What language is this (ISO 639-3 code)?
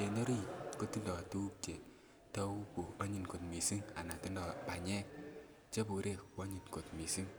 kln